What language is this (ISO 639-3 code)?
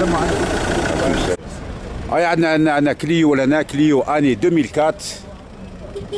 ara